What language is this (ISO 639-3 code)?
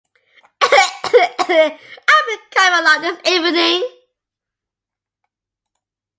eng